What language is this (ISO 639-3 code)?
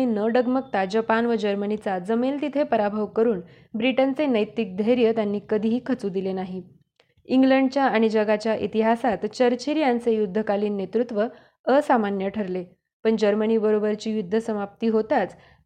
mar